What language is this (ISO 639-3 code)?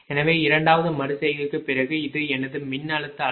tam